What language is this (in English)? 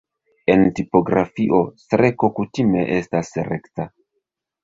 Esperanto